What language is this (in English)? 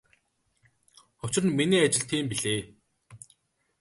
Mongolian